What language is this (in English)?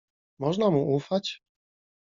Polish